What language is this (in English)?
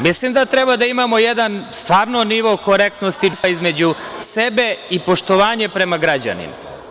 Serbian